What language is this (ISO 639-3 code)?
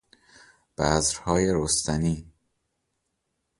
fas